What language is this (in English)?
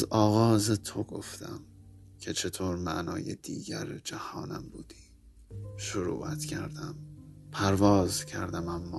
Persian